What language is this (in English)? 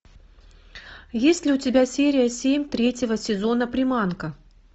Russian